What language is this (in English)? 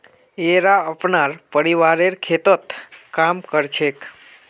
Magahi